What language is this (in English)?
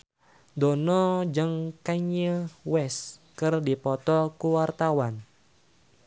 Sundanese